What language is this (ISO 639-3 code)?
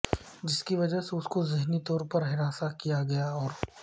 urd